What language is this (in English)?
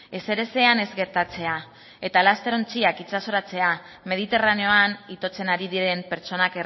Basque